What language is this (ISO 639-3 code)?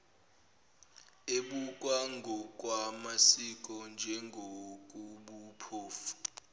zul